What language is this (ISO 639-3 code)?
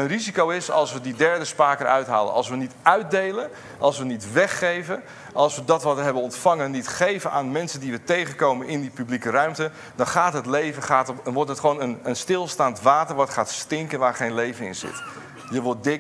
nld